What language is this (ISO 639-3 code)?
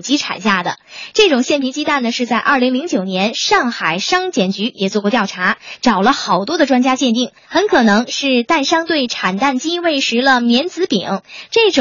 zho